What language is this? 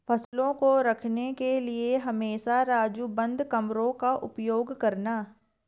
Hindi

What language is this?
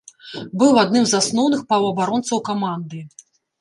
Belarusian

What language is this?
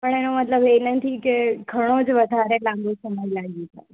Gujarati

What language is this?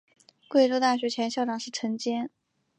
Chinese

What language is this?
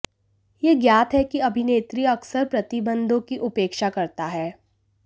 Hindi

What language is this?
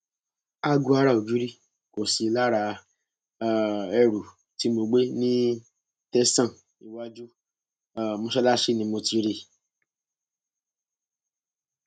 Yoruba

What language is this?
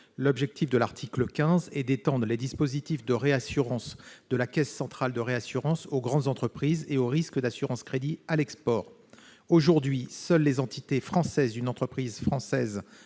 French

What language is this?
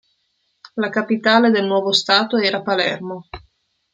Italian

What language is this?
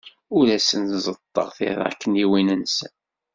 Kabyle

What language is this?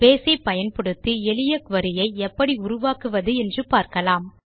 Tamil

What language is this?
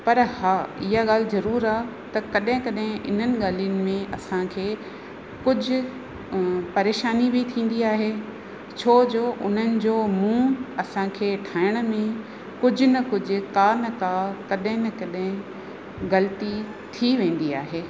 Sindhi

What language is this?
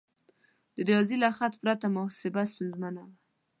Pashto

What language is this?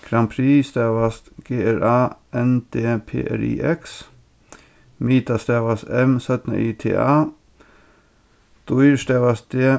Faroese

